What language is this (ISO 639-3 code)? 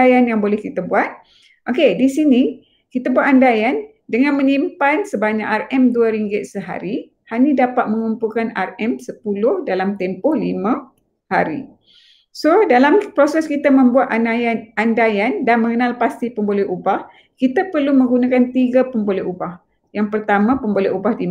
msa